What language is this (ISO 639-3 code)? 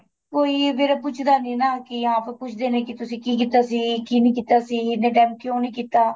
pan